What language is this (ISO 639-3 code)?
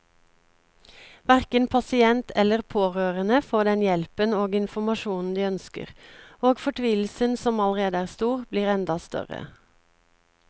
nor